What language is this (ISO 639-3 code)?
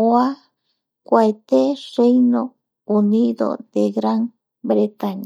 gui